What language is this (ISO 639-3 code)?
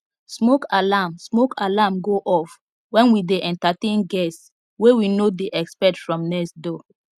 pcm